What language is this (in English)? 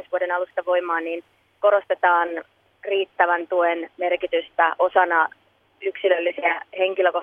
Finnish